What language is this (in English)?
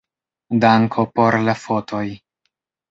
Esperanto